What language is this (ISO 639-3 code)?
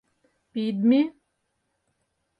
chm